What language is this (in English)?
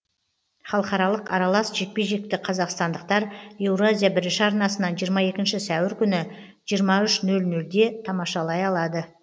Kazakh